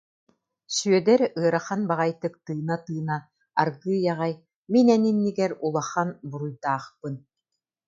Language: Yakut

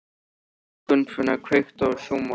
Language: Icelandic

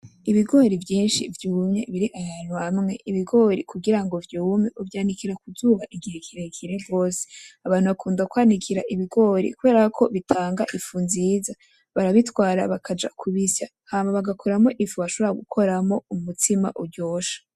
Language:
Rundi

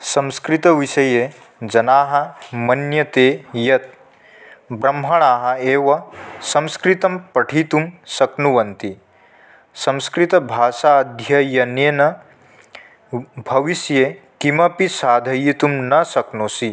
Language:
Sanskrit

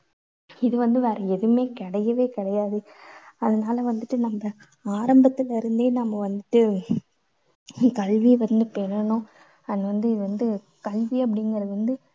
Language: Tamil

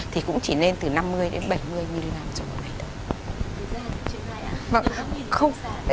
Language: Vietnamese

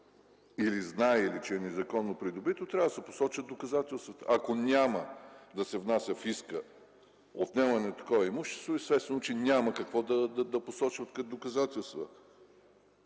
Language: Bulgarian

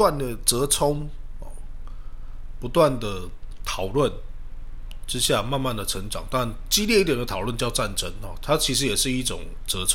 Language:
Chinese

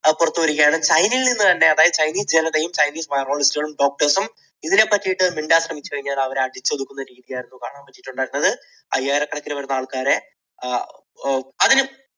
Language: Malayalam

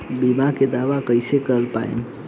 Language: Bhojpuri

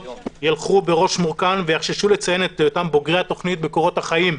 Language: Hebrew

